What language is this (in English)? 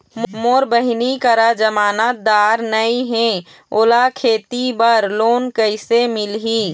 Chhattisgarhi